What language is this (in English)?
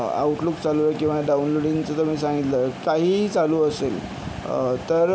Marathi